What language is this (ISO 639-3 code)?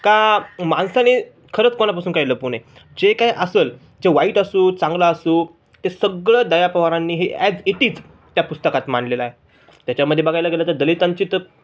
mar